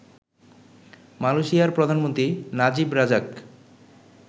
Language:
Bangla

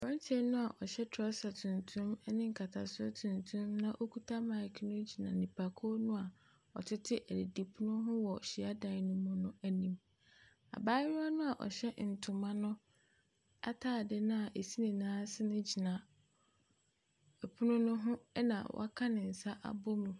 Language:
Akan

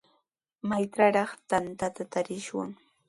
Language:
Sihuas Ancash Quechua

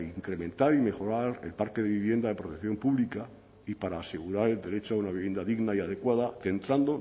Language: Spanish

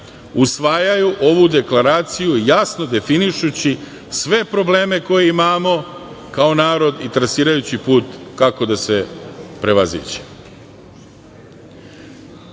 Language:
Serbian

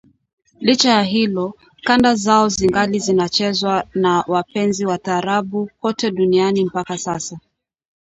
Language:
Swahili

